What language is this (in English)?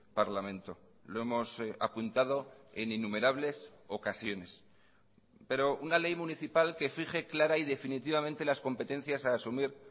Spanish